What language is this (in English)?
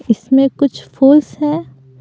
Hindi